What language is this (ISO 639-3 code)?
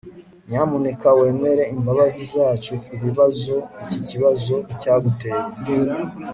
kin